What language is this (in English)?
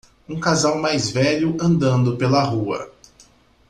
Portuguese